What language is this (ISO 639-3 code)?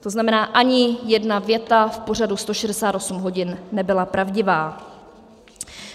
ces